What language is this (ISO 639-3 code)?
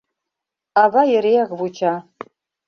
chm